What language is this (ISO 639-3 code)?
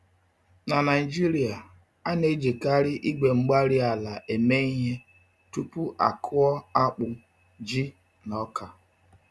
ibo